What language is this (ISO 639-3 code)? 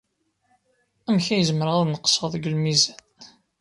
kab